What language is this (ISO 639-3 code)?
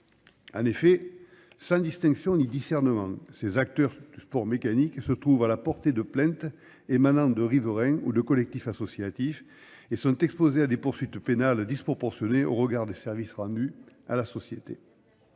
fra